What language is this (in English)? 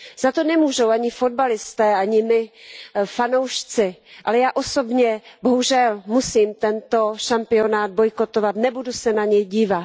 Czech